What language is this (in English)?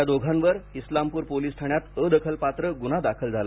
Marathi